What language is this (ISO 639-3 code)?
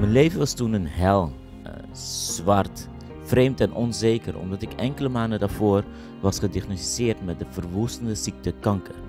nld